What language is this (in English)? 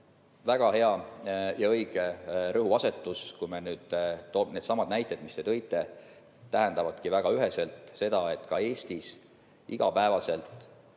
Estonian